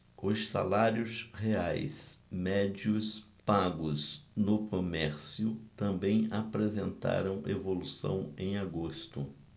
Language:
Portuguese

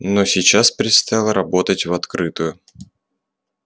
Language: Russian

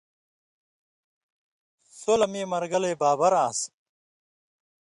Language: Indus Kohistani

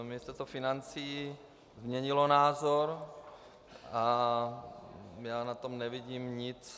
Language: Czech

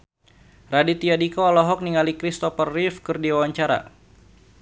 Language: Sundanese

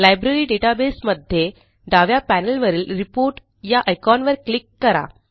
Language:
Marathi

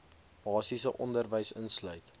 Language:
Afrikaans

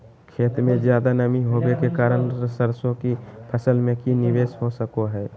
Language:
Magahi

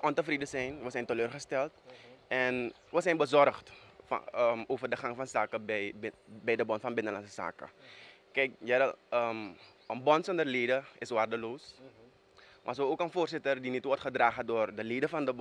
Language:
Dutch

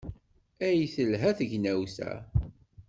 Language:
Kabyle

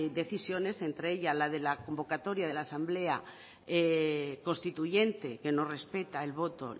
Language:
Spanish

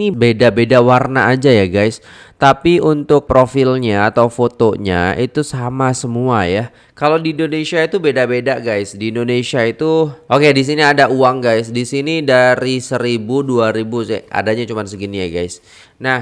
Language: Indonesian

